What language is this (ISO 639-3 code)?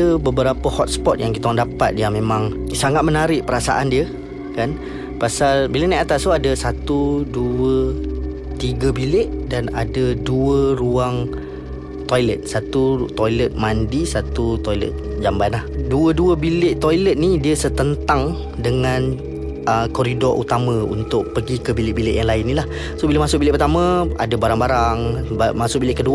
msa